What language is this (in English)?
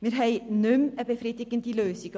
Swiss German